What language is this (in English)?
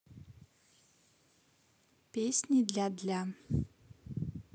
Russian